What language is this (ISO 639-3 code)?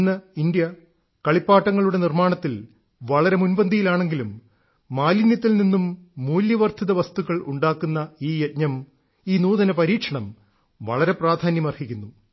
mal